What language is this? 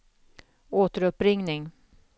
Swedish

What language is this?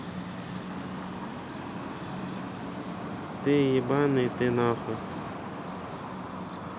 Russian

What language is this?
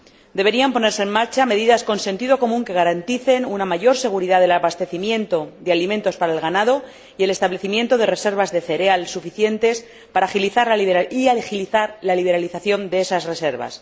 Spanish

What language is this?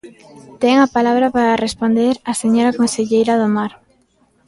Galician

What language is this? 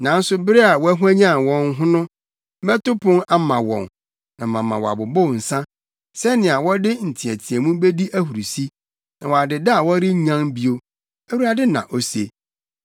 Akan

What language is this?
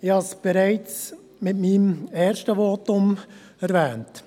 Swiss German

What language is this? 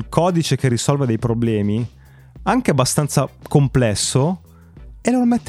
Italian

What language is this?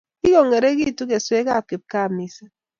Kalenjin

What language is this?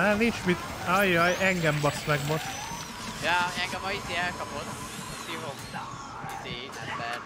Hungarian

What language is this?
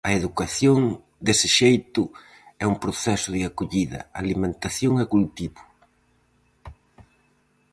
Galician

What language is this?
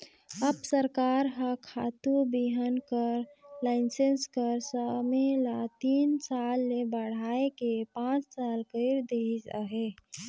Chhattisgarhi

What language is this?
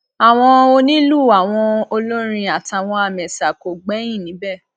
Yoruba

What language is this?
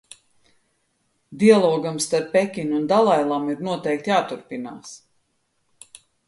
Latvian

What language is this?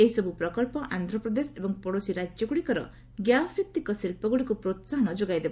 Odia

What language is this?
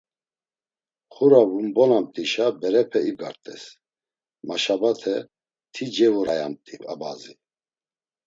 Laz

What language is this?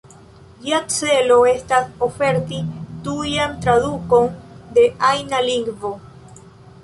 Esperanto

